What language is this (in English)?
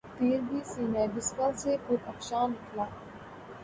Urdu